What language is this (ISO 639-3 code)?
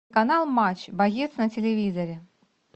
rus